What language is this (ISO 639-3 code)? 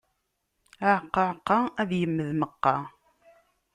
kab